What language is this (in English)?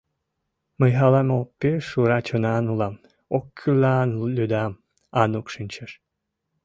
Mari